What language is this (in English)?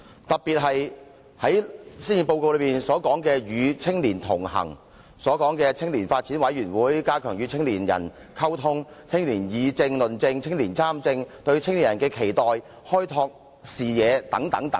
Cantonese